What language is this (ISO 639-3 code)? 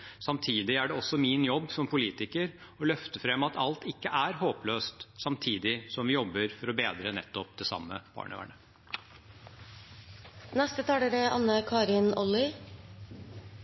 nob